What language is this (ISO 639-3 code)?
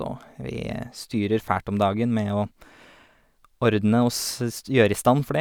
nor